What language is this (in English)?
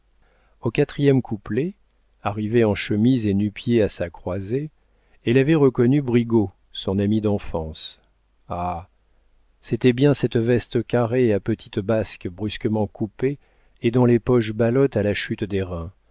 French